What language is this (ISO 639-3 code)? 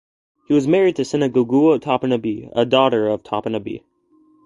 eng